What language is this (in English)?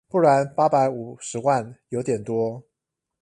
Chinese